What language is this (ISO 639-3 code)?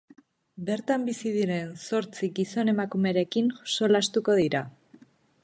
eus